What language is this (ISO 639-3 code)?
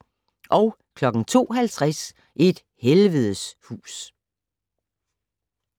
dan